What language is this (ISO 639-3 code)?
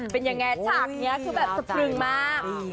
tha